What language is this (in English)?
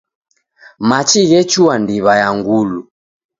Taita